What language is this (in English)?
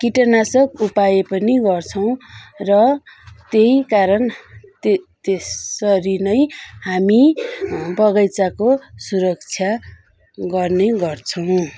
Nepali